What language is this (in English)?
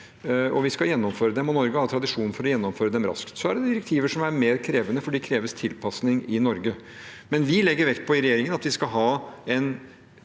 Norwegian